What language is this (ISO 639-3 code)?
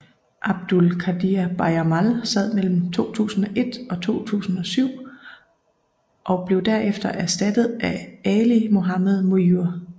dan